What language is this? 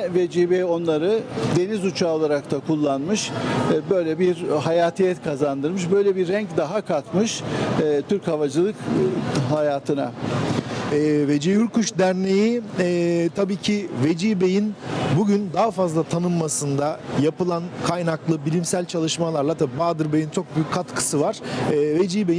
Turkish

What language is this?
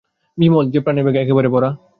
Bangla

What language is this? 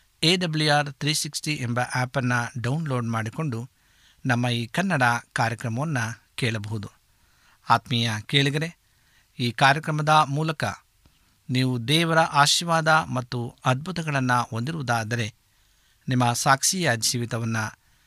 Kannada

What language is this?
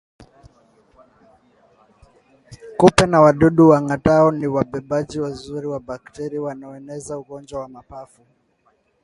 Swahili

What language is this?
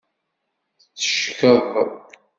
Kabyle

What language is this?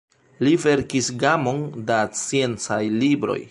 Esperanto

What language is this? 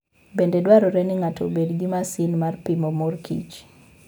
Luo (Kenya and Tanzania)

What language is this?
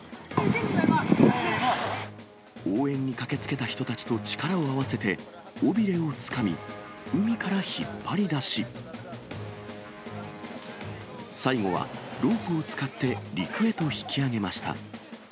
Japanese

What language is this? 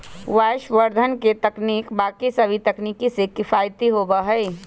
Magahi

